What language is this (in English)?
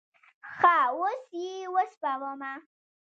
Pashto